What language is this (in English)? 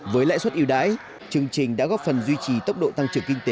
Vietnamese